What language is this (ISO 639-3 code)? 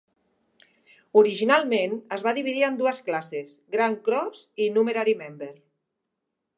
cat